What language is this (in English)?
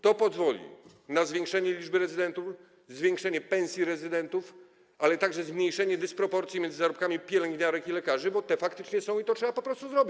Polish